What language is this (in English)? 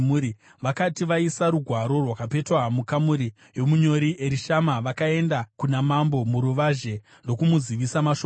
Shona